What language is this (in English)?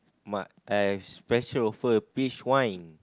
English